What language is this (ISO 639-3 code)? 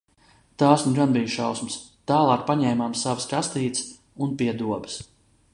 lav